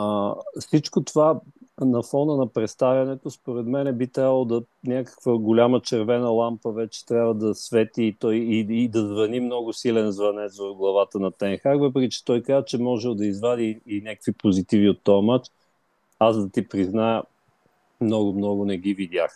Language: Bulgarian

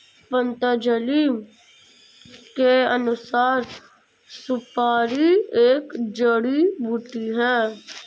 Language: Hindi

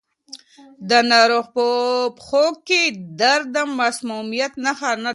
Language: Pashto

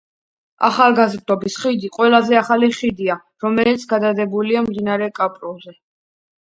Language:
Georgian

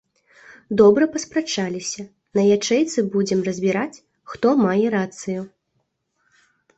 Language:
Belarusian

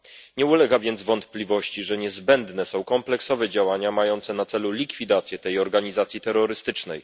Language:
Polish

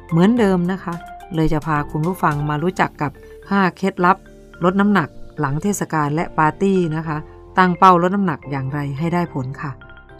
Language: Thai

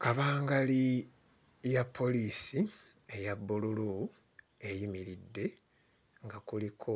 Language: Ganda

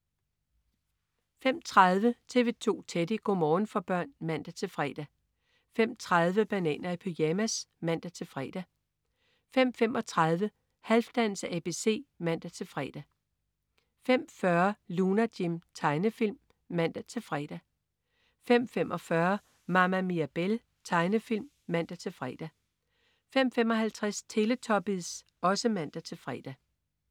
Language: Danish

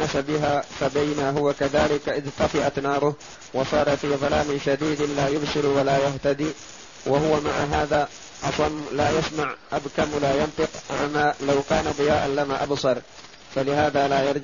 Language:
Arabic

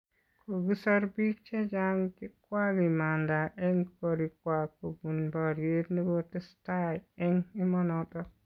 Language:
Kalenjin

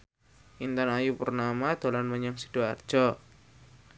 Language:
Javanese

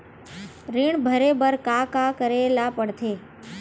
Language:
Chhattisgarhi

